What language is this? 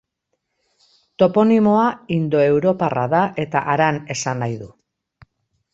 Basque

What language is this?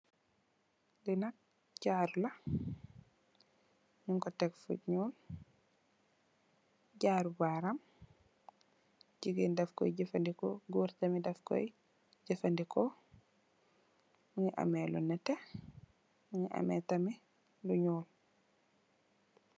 Wolof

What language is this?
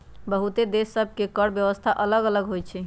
Magahi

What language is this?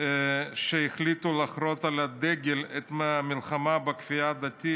Hebrew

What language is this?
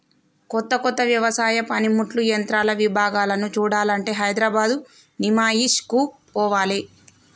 Telugu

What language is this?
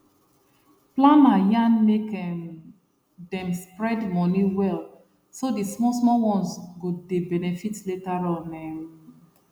Nigerian Pidgin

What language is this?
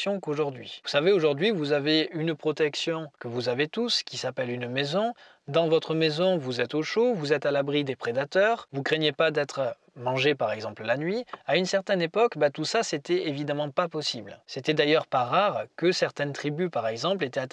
French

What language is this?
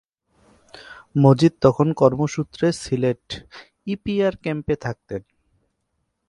Bangla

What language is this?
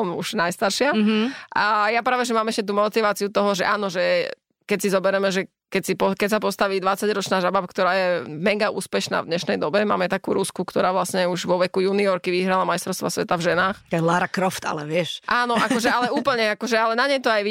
Slovak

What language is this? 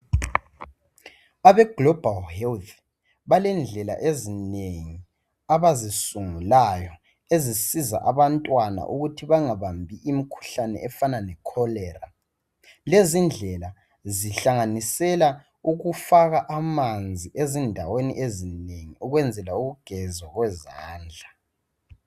North Ndebele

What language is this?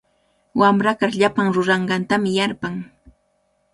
Cajatambo North Lima Quechua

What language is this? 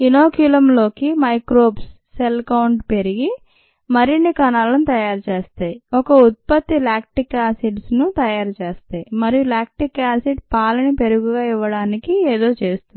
Telugu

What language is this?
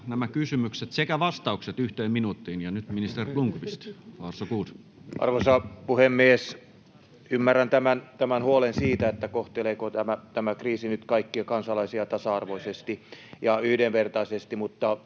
Finnish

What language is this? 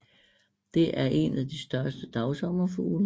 Danish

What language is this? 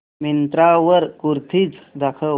Marathi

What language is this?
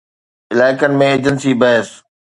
Sindhi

